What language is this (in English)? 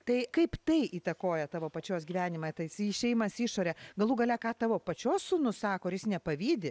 Lithuanian